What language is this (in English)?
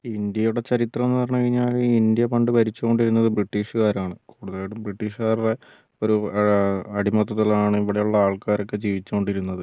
Malayalam